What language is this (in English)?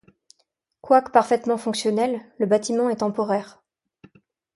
French